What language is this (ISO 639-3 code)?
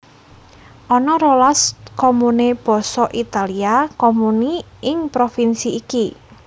jav